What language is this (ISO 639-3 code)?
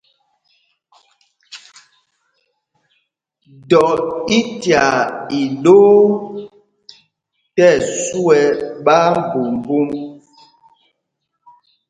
mgg